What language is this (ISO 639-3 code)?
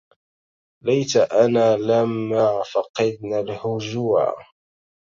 ara